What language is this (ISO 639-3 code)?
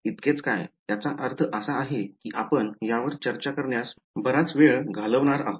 mar